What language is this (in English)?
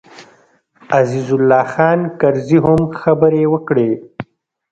Pashto